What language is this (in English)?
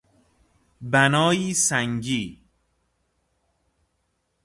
Persian